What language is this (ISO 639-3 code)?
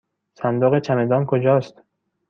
fas